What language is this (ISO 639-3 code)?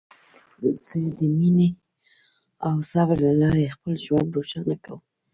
pus